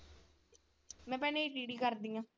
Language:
Punjabi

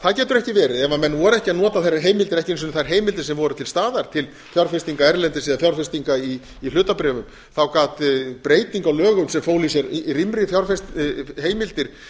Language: Icelandic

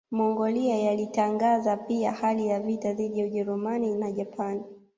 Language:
Swahili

